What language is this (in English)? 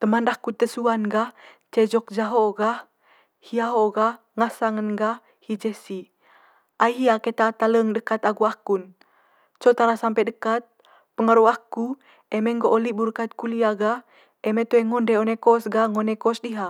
Manggarai